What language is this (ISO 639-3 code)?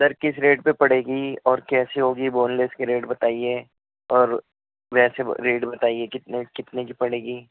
urd